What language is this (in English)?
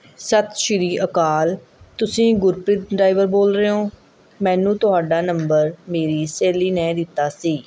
Punjabi